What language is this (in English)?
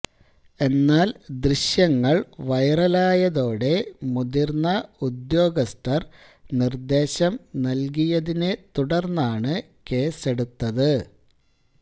Malayalam